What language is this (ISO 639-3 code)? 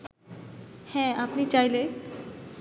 ben